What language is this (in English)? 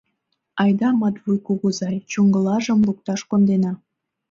Mari